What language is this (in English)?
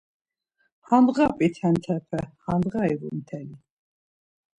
Laz